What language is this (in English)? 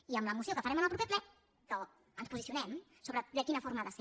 Catalan